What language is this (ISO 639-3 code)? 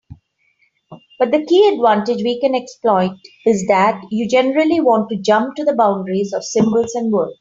eng